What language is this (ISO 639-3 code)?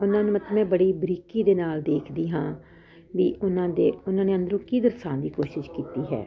pan